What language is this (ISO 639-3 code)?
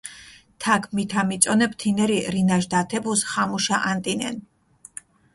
xmf